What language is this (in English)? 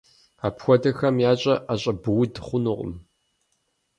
Kabardian